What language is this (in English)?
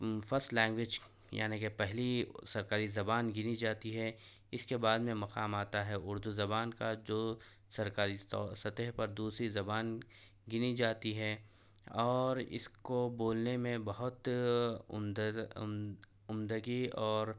Urdu